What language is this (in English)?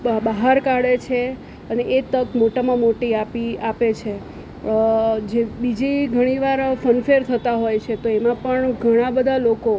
Gujarati